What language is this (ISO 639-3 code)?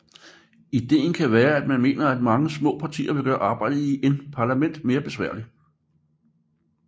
dan